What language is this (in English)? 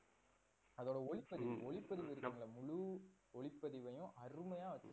Tamil